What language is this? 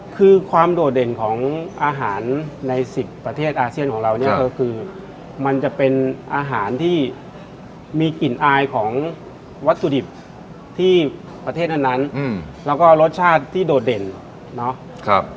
Thai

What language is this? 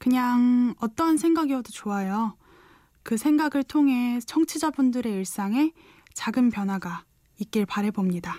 Korean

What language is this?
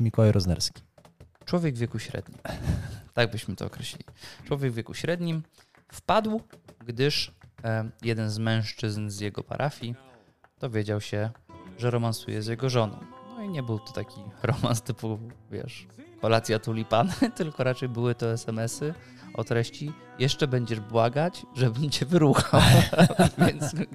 Polish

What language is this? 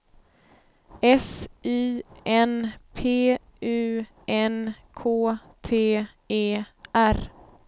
Swedish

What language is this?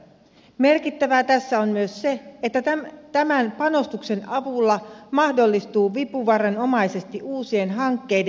Finnish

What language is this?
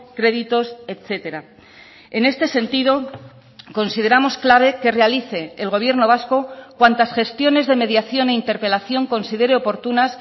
Spanish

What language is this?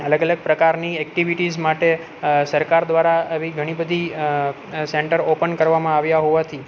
Gujarati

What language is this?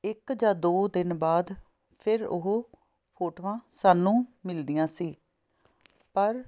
Punjabi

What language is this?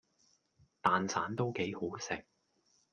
Cantonese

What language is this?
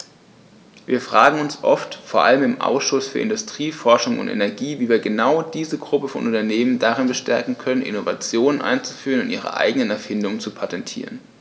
German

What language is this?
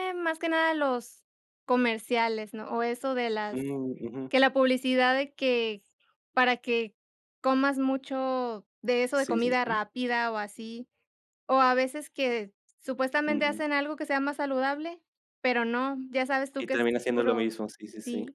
Spanish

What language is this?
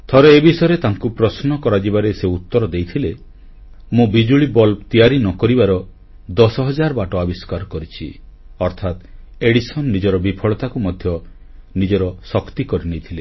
Odia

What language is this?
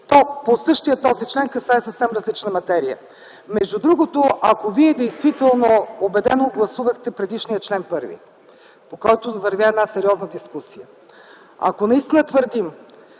Bulgarian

